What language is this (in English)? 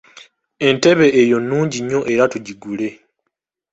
Ganda